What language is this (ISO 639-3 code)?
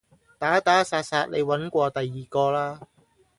yue